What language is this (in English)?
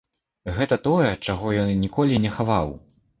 Belarusian